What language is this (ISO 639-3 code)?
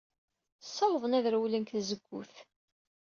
kab